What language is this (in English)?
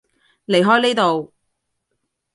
Cantonese